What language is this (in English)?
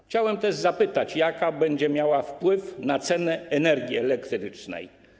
Polish